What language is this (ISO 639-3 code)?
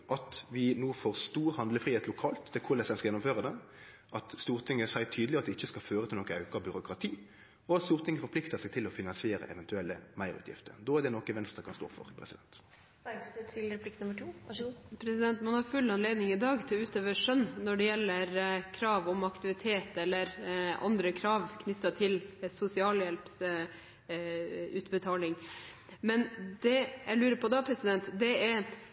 nor